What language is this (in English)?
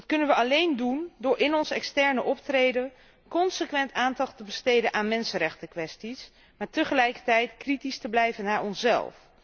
Dutch